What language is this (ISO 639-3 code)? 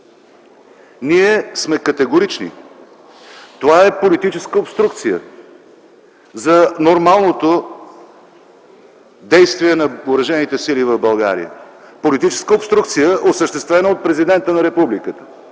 bul